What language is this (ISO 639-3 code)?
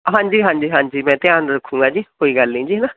pan